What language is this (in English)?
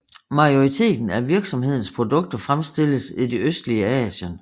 Danish